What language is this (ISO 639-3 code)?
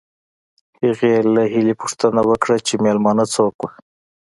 pus